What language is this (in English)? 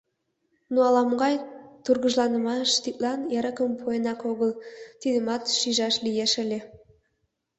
Mari